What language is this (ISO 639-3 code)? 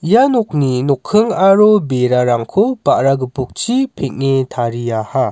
grt